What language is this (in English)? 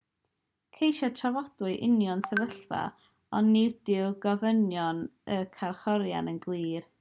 Welsh